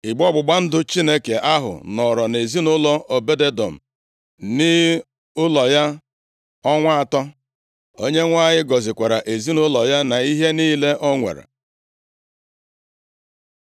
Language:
Igbo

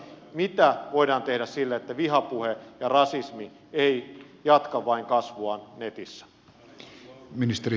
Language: Finnish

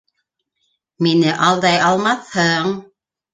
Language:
Bashkir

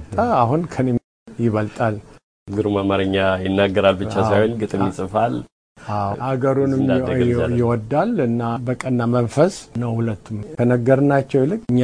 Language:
Amharic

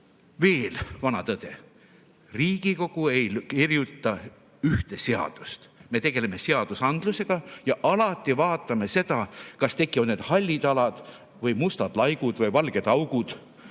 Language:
Estonian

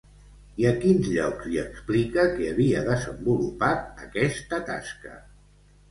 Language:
Catalan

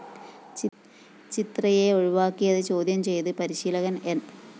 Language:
Malayalam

